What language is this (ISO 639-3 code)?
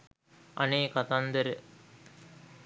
sin